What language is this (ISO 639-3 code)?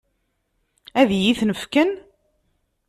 kab